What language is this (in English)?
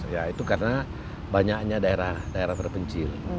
Indonesian